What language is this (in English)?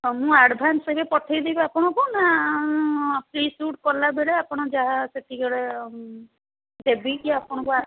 Odia